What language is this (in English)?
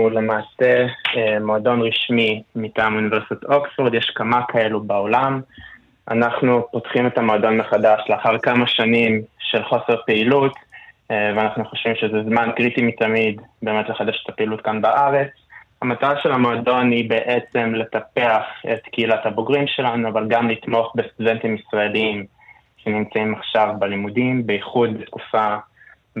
Hebrew